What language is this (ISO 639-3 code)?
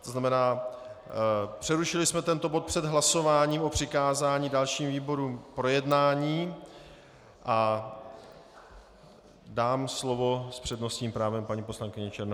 ces